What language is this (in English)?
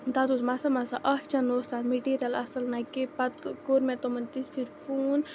Kashmiri